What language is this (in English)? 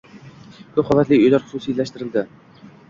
Uzbek